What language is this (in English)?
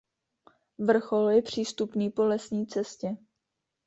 Czech